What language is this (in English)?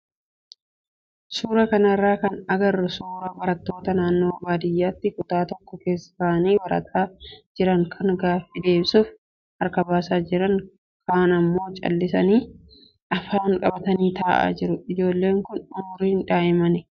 Oromo